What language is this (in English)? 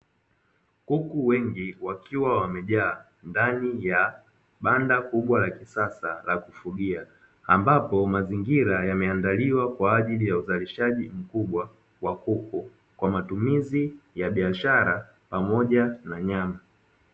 Swahili